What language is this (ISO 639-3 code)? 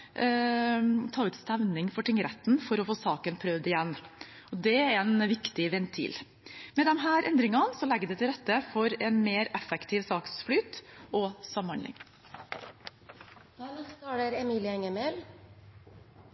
nob